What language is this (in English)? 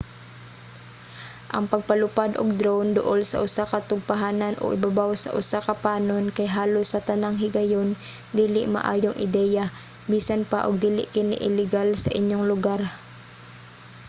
Cebuano